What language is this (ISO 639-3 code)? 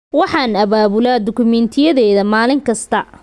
som